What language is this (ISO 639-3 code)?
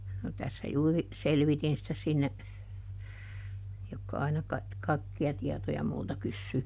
fin